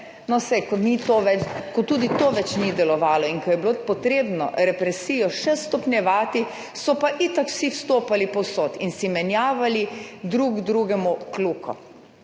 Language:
Slovenian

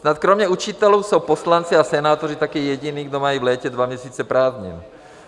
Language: Czech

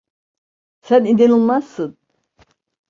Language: Turkish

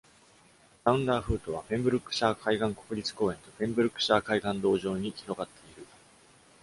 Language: Japanese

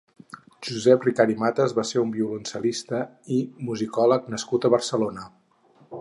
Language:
Catalan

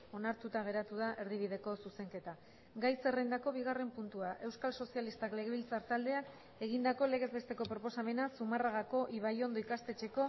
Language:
Basque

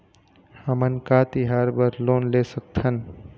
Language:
Chhattisgarhi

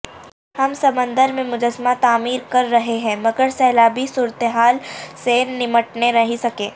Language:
Urdu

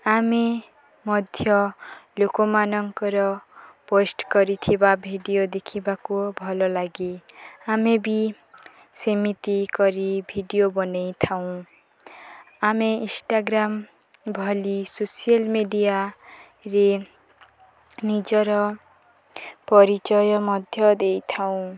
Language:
Odia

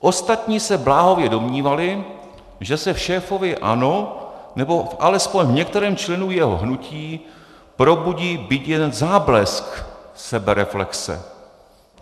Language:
Czech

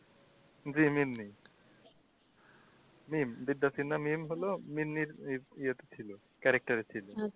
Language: Bangla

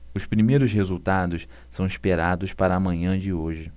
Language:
Portuguese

